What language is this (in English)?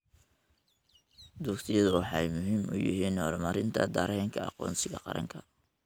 Somali